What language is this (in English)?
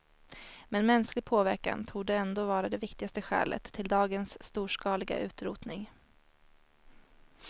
Swedish